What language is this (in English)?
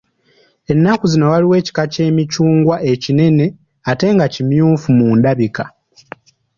Ganda